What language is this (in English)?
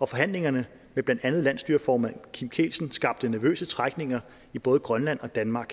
Danish